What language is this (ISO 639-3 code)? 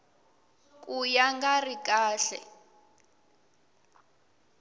tso